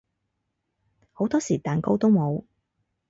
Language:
Cantonese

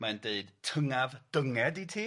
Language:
Welsh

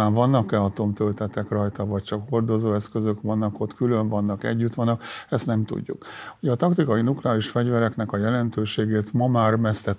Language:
Hungarian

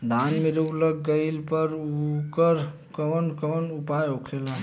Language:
Bhojpuri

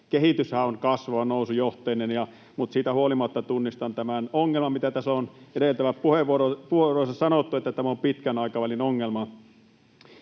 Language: Finnish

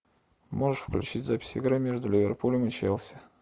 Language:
Russian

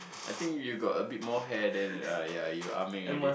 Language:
English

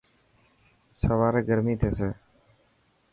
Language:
Dhatki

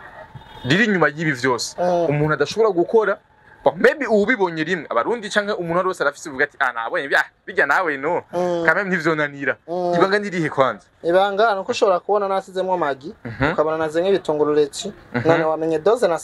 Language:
Romanian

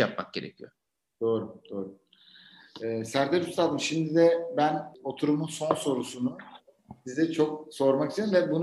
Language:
Turkish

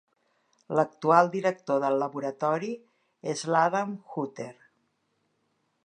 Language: Catalan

